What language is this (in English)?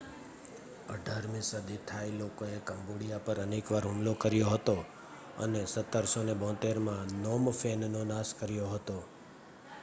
Gujarati